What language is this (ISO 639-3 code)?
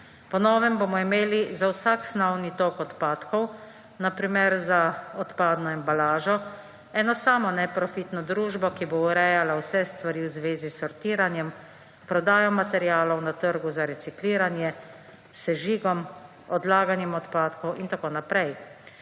slv